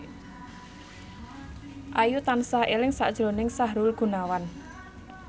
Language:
Javanese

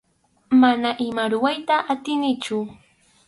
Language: Arequipa-La Unión Quechua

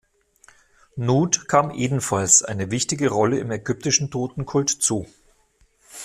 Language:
German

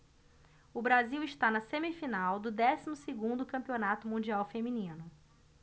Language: Portuguese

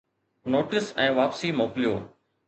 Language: Sindhi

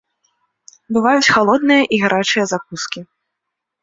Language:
Belarusian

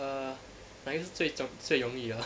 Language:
English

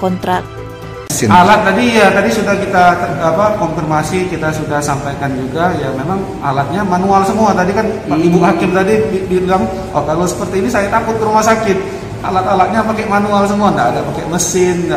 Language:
Indonesian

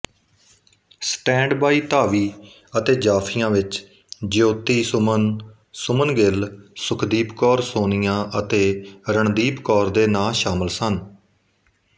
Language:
Punjabi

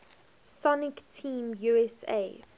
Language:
English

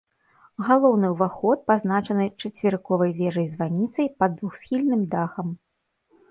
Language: Belarusian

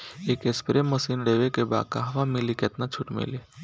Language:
Bhojpuri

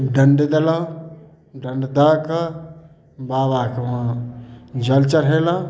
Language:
Maithili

